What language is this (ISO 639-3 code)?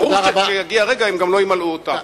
heb